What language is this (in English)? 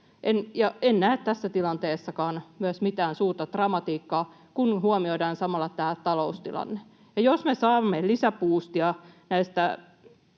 Finnish